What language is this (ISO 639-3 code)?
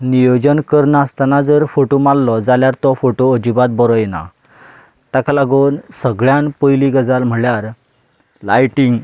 kok